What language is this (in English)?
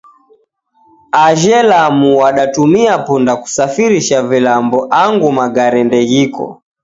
Taita